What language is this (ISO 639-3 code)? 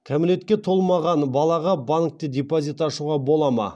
kaz